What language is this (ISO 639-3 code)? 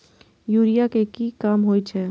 mai